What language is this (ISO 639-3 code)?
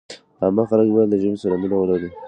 pus